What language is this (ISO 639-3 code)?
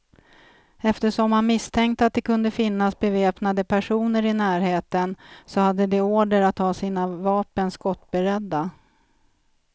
swe